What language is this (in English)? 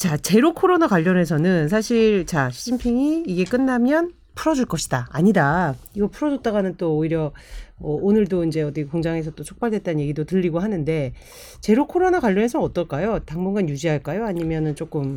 Korean